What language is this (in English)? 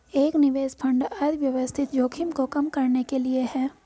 Hindi